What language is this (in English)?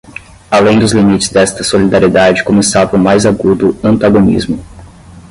Portuguese